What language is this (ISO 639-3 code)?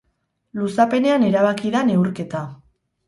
eus